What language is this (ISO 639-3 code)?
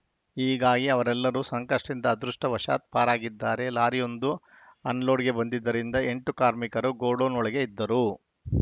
kan